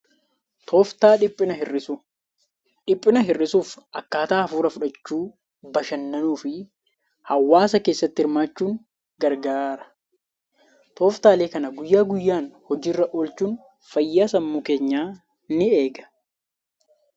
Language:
Oromo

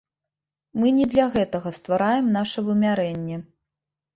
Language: Belarusian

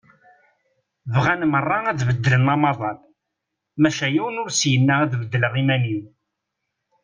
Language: Kabyle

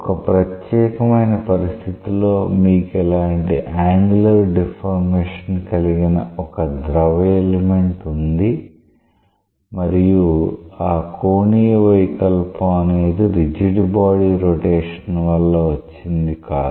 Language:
Telugu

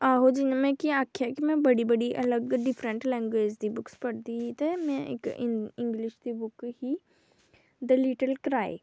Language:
Dogri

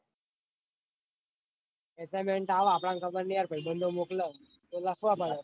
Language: Gujarati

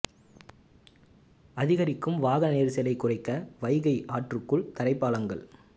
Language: Tamil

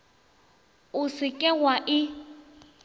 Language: Northern Sotho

